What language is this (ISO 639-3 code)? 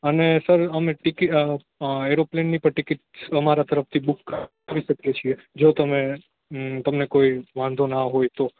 guj